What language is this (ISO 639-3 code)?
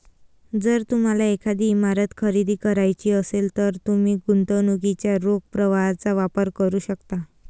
mar